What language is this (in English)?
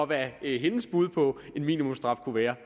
Danish